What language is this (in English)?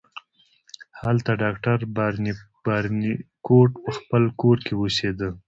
Pashto